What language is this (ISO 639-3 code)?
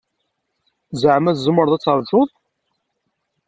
kab